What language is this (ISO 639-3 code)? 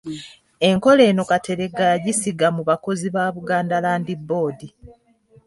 lug